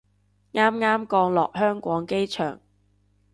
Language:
Cantonese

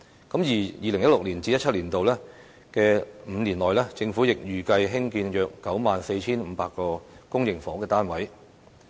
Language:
Cantonese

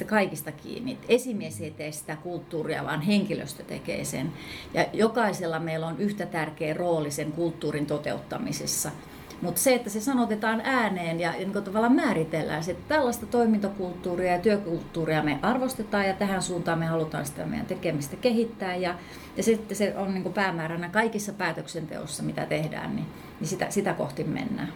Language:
Finnish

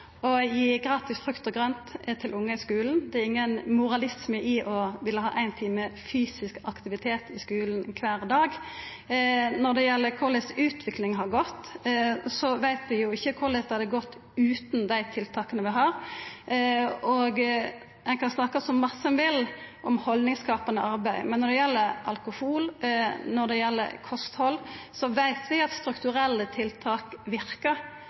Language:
Norwegian Nynorsk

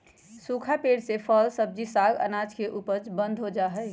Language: Magahi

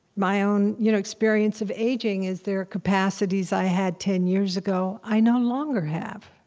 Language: English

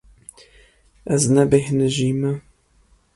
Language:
Kurdish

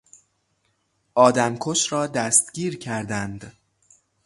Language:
Persian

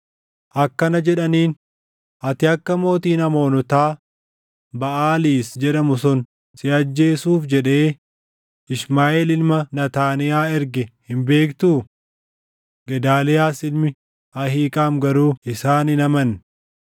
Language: Oromo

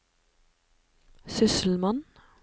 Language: Norwegian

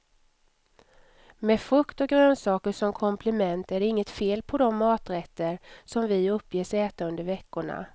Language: Swedish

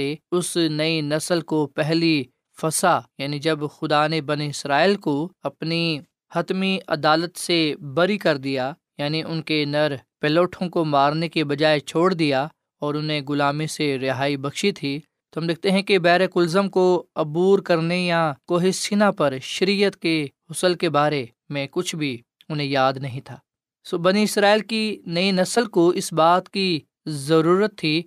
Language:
Urdu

